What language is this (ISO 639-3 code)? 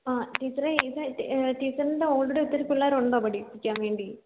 mal